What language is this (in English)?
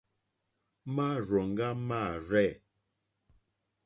Mokpwe